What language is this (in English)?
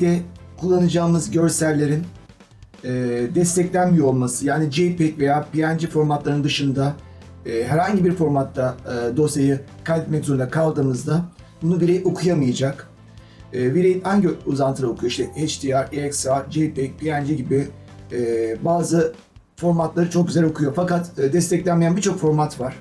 Turkish